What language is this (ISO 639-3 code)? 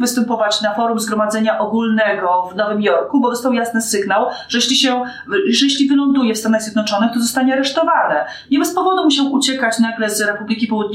pol